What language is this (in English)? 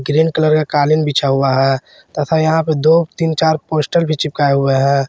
Hindi